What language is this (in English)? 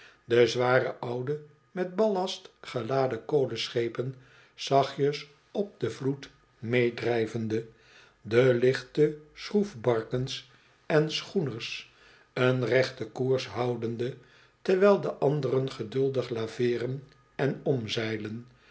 Dutch